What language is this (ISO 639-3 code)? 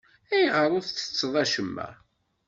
kab